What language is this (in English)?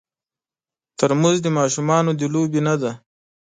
Pashto